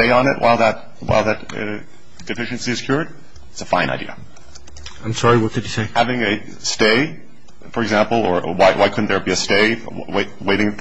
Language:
English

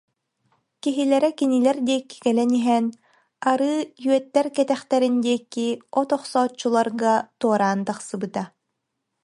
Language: Yakut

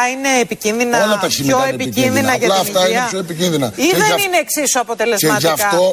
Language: Greek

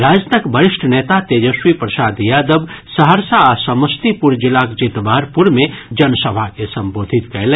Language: Maithili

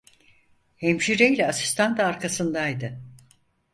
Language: Turkish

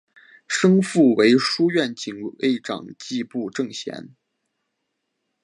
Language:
Chinese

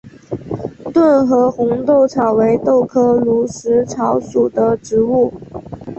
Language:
Chinese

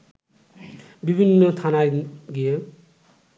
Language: Bangla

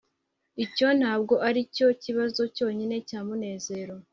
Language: Kinyarwanda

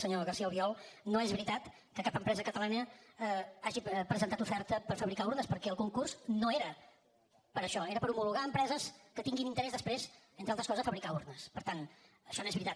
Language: Catalan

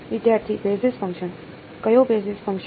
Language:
Gujarati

